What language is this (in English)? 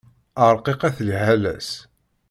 Kabyle